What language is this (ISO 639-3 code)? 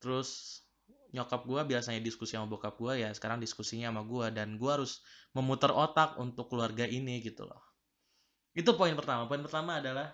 ind